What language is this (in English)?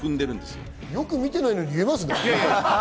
Japanese